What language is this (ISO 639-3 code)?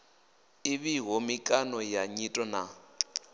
ven